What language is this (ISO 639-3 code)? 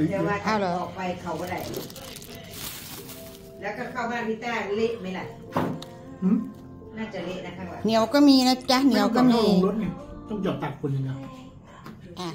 tha